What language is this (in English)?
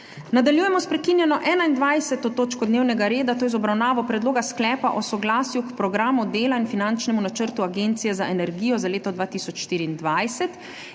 Slovenian